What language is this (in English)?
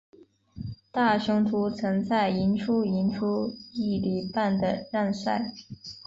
Chinese